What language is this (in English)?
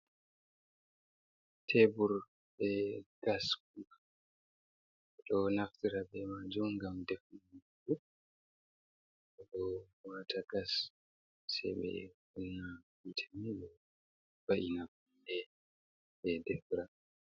Fula